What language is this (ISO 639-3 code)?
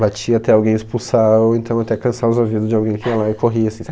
por